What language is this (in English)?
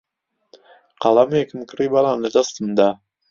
Central Kurdish